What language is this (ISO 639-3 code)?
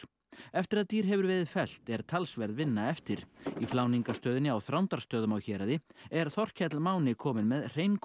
isl